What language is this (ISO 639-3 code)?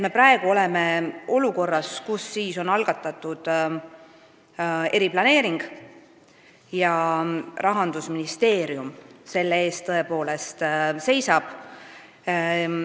est